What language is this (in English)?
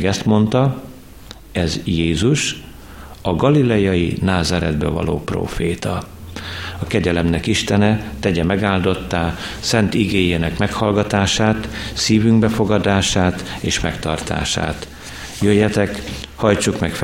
Hungarian